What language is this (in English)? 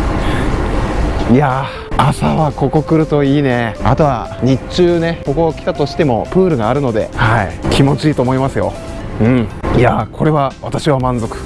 Japanese